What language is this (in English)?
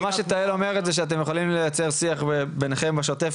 Hebrew